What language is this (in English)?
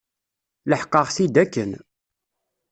Kabyle